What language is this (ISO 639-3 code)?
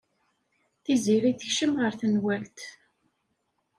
kab